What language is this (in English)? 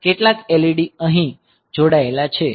Gujarati